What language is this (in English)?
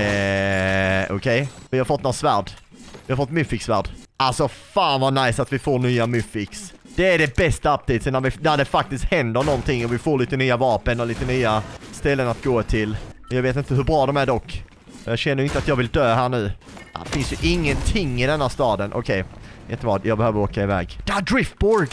Swedish